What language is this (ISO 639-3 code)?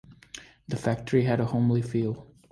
eng